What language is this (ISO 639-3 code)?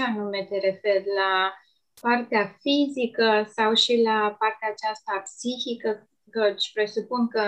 ron